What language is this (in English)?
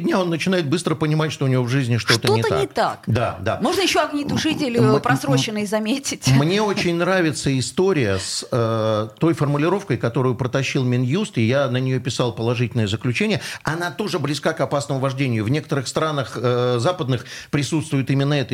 Russian